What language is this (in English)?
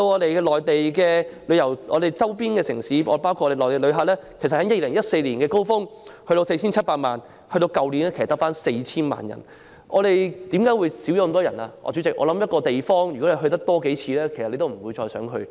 Cantonese